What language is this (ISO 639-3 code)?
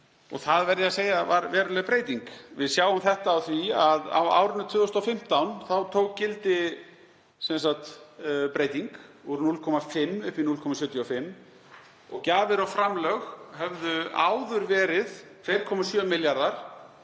isl